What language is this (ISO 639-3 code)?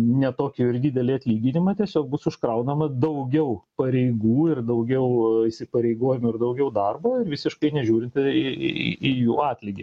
lit